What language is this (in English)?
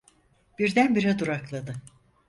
Turkish